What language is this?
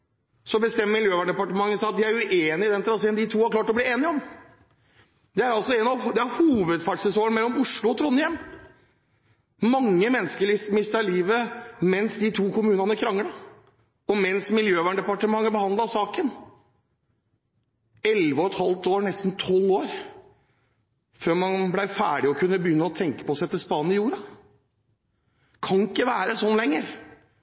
Norwegian Bokmål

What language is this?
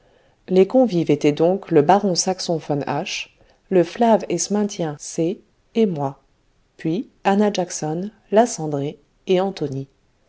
French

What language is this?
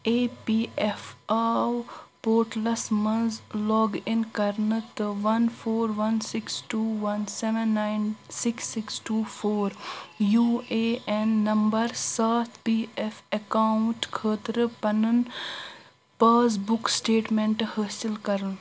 Kashmiri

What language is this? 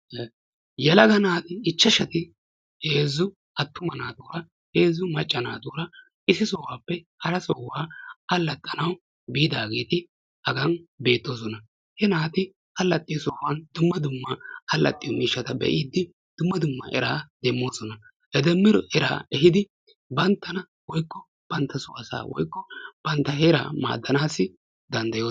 Wolaytta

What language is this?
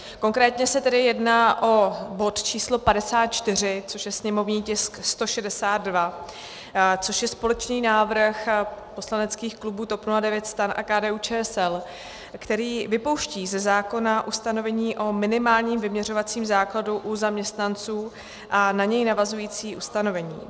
Czech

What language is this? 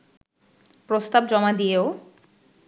Bangla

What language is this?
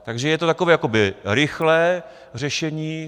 Czech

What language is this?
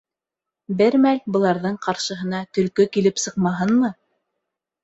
Bashkir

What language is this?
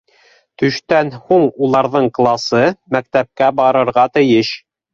Bashkir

